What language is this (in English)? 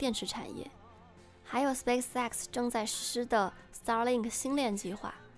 Chinese